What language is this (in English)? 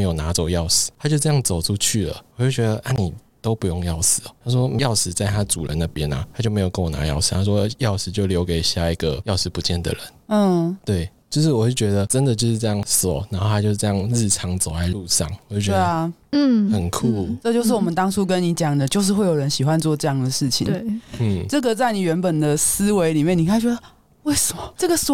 Chinese